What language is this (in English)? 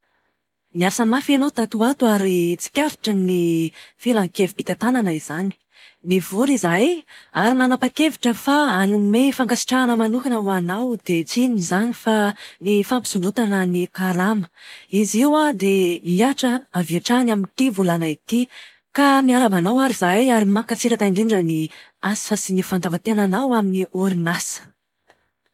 Malagasy